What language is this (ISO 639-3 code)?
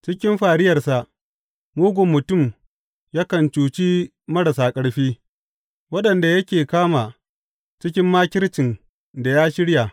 hau